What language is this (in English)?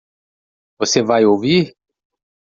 Portuguese